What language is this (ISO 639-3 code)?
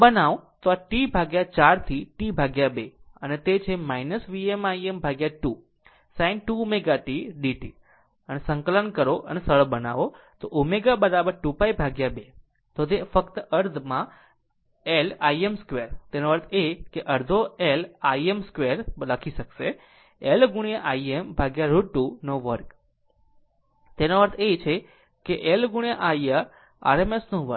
guj